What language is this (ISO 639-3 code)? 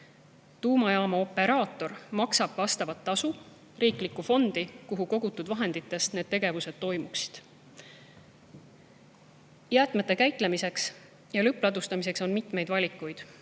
est